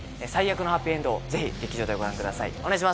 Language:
Japanese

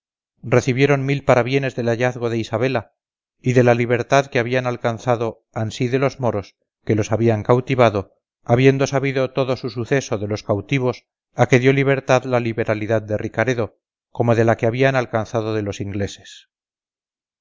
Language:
Spanish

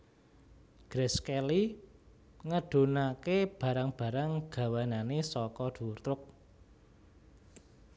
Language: Javanese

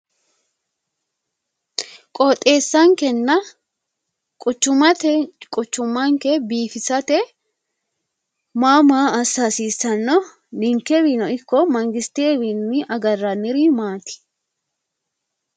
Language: Sidamo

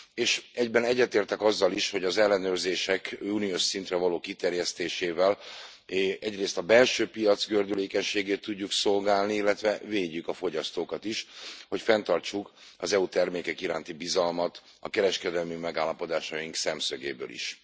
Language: Hungarian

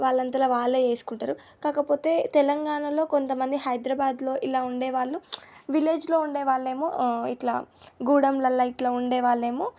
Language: Telugu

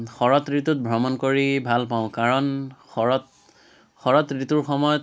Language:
Assamese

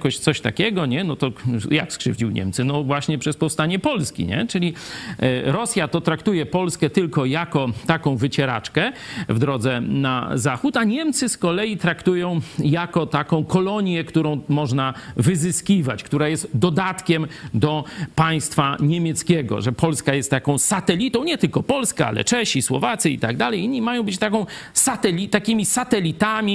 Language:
Polish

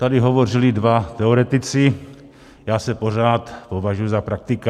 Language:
Czech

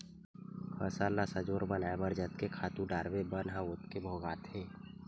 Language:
Chhattisgarhi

